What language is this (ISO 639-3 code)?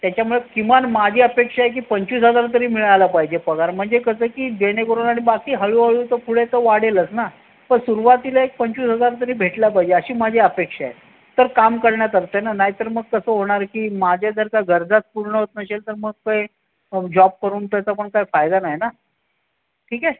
mar